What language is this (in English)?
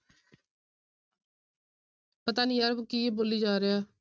Punjabi